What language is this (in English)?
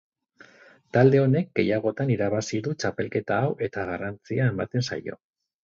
Basque